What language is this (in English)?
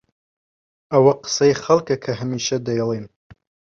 Central Kurdish